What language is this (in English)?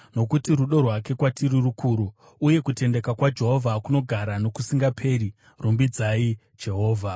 Shona